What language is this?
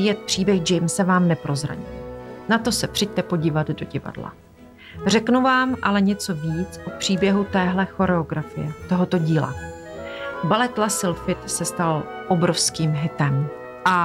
Czech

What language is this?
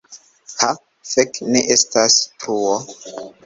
Esperanto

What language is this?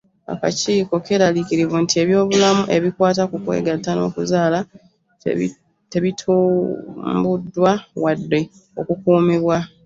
Ganda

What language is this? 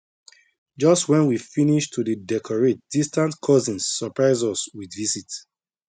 Nigerian Pidgin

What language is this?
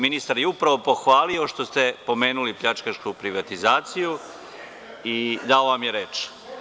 Serbian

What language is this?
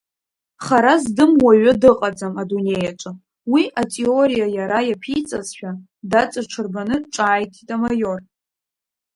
Abkhazian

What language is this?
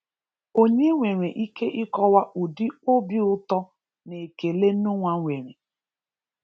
Igbo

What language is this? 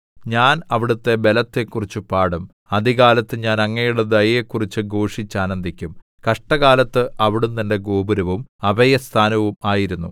Malayalam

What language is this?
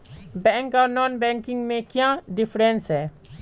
Magahi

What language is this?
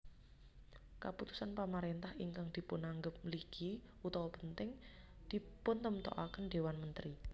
Javanese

